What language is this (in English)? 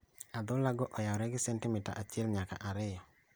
Luo (Kenya and Tanzania)